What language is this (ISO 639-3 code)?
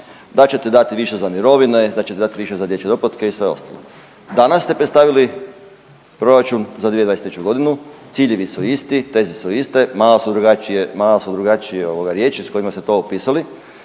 hrv